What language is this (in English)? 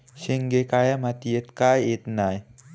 Marathi